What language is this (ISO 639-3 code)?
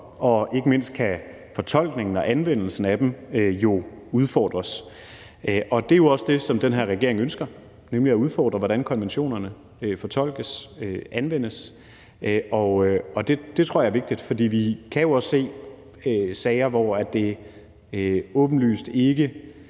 dan